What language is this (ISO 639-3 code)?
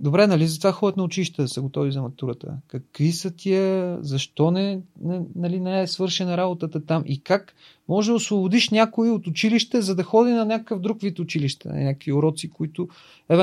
bul